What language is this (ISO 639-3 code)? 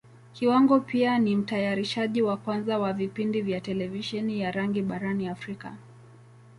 swa